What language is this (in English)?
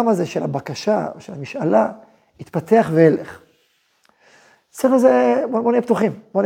Hebrew